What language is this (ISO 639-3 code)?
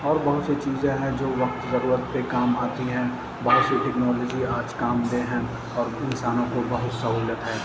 urd